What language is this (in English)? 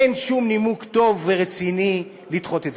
Hebrew